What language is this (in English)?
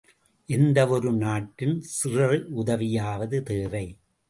Tamil